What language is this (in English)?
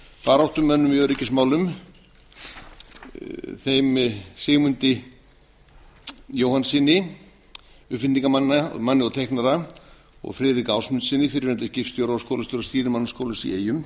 Icelandic